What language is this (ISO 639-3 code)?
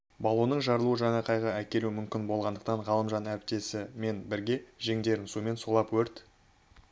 kaz